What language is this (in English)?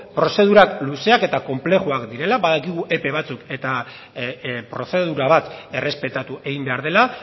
Basque